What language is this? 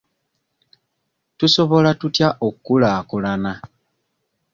Ganda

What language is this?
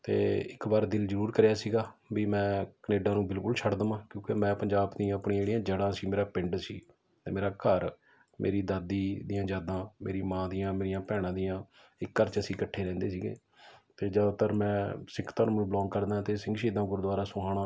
Punjabi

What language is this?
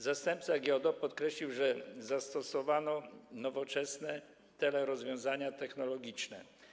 Polish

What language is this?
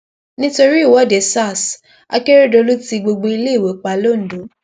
Yoruba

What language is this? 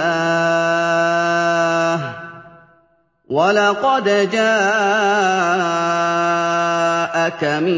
Arabic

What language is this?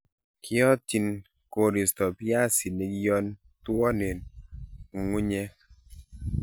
Kalenjin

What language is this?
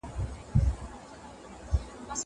Pashto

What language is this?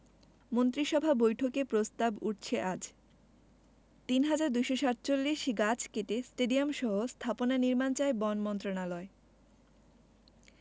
Bangla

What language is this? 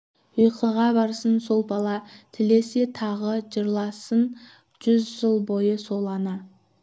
Kazakh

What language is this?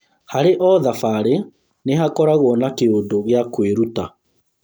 Kikuyu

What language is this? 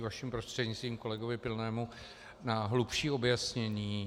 Czech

